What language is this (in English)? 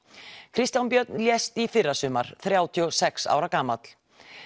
Icelandic